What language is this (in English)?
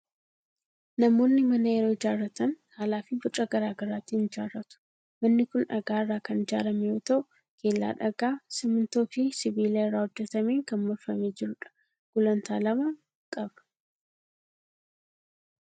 Oromo